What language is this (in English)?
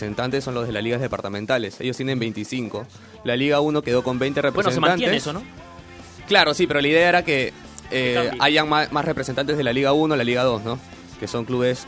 Spanish